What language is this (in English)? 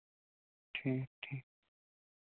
Kashmiri